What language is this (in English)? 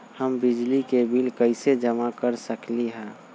Magahi